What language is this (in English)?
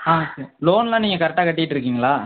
Tamil